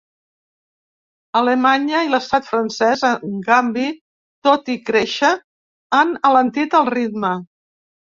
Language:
Catalan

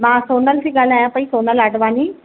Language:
Sindhi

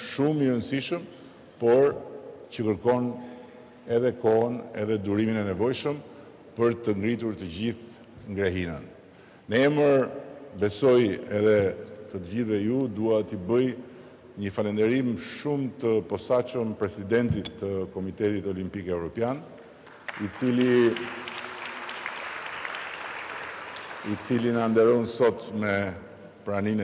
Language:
Romanian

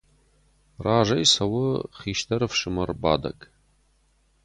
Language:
Ossetic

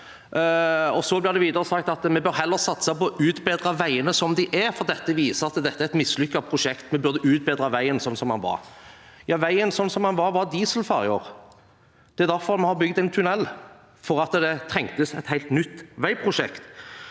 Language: Norwegian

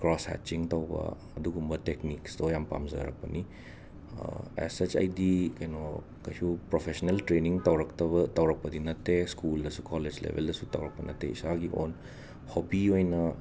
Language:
Manipuri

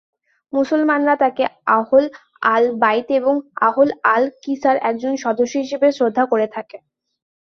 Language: Bangla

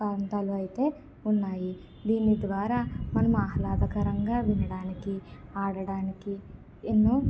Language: Telugu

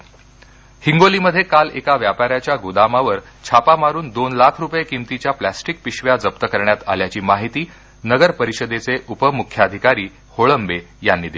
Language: Marathi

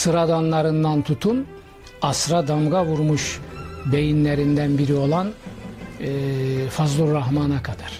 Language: Turkish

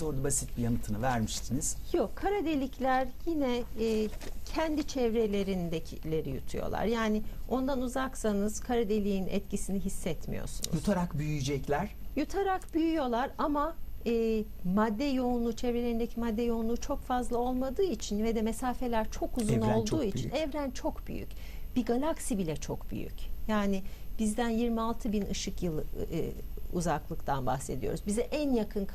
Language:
Turkish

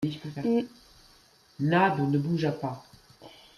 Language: French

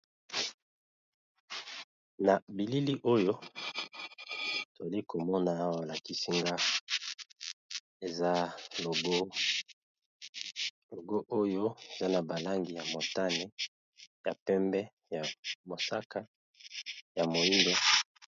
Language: Lingala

